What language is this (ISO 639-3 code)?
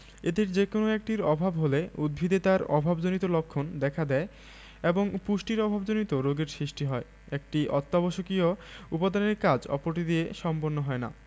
ben